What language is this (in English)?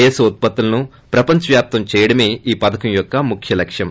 Telugu